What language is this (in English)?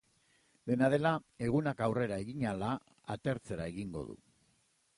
Basque